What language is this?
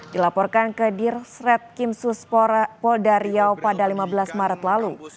Indonesian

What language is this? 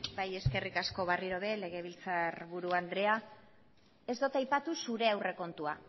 Basque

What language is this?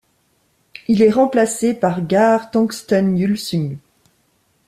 French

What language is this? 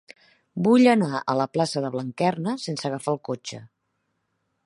Catalan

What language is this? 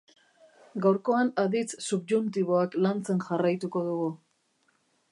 Basque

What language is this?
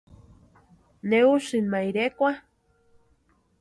Western Highland Purepecha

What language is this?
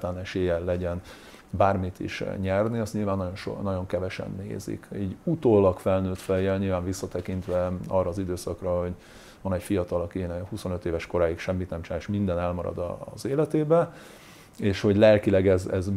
Hungarian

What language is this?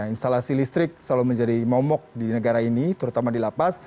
Indonesian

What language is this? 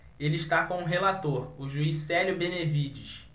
Portuguese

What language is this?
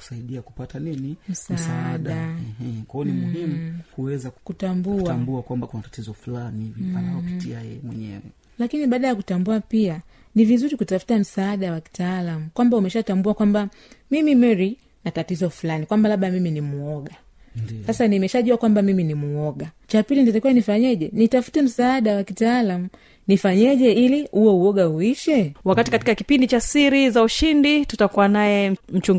Swahili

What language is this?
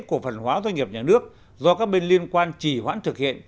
Vietnamese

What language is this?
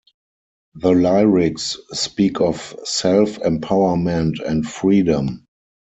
English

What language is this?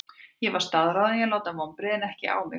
Icelandic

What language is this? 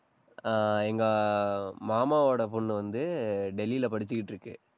Tamil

